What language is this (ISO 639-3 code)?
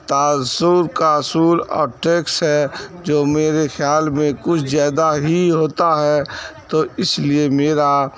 urd